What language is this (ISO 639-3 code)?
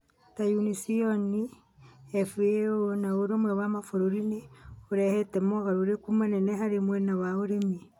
kik